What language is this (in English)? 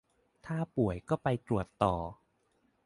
Thai